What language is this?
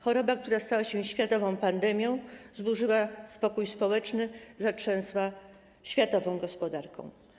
Polish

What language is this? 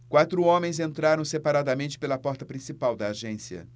Portuguese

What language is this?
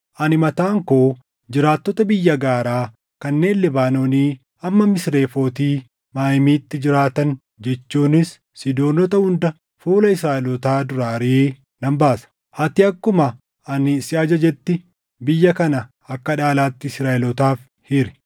Oromo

